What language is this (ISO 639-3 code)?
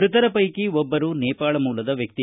kan